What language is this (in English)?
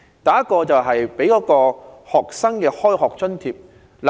Cantonese